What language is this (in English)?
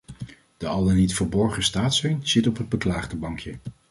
Dutch